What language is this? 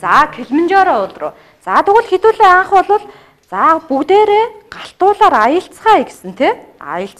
English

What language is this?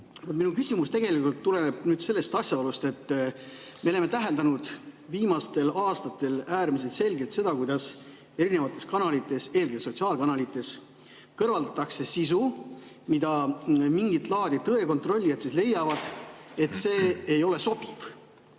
Estonian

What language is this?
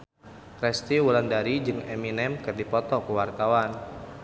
Sundanese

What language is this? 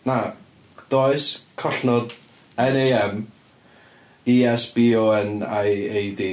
Welsh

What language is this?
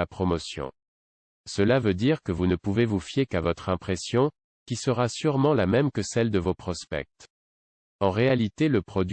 French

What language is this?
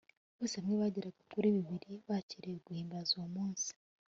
Kinyarwanda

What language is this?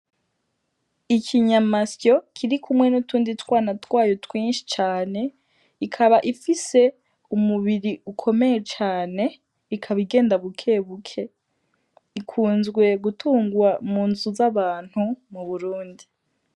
Rundi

